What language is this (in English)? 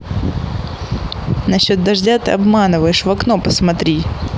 Russian